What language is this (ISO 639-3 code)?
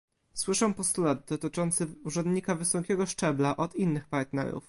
pol